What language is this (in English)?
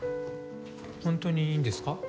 Japanese